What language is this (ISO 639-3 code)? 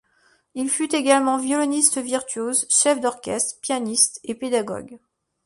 fra